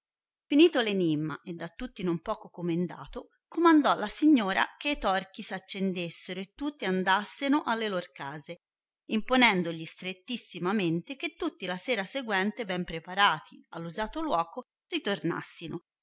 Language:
Italian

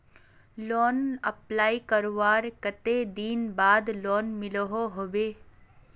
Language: Magahi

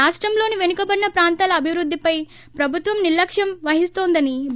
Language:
Telugu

